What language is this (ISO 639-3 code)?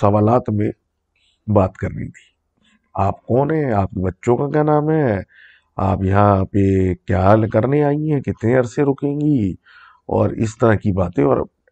urd